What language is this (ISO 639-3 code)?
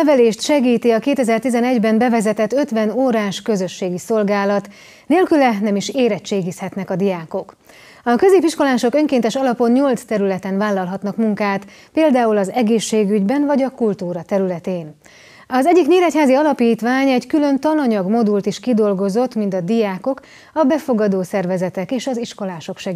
hun